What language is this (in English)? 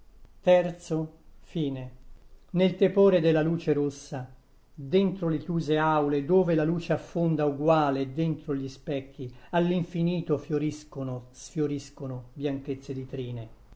Italian